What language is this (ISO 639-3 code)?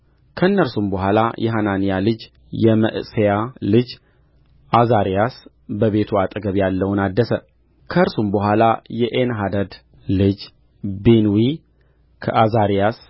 amh